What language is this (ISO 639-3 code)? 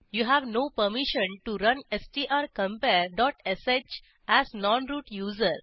mar